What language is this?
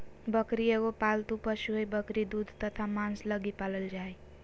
Magahi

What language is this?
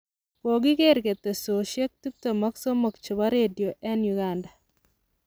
Kalenjin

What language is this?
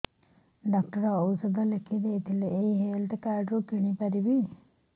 Odia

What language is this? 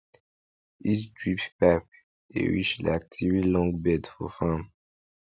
Nigerian Pidgin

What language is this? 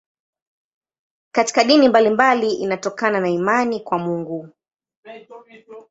Swahili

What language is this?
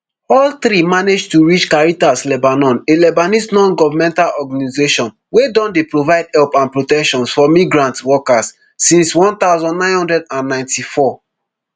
Nigerian Pidgin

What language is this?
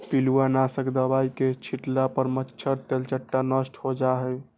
Magahi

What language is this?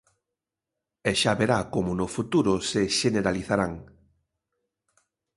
Galician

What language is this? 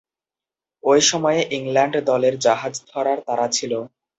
Bangla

